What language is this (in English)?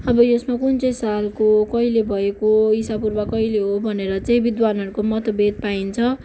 Nepali